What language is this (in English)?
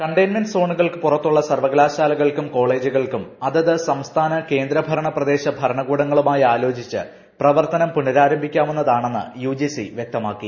Malayalam